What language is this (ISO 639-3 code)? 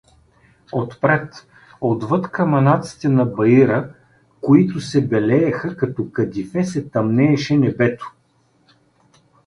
bul